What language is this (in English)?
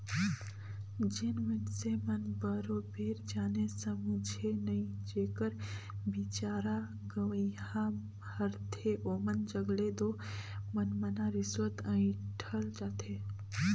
Chhattisgarhi